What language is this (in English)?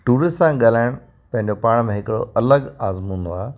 Sindhi